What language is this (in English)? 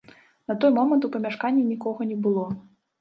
Belarusian